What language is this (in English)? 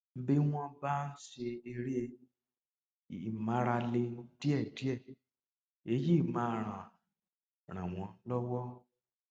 Yoruba